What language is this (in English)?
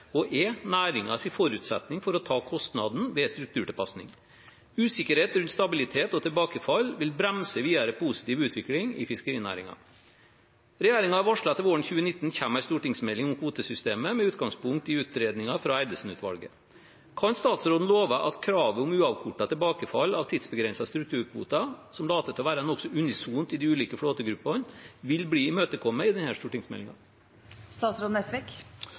Norwegian Bokmål